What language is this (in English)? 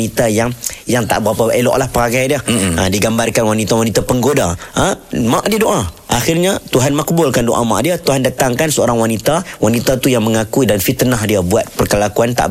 Malay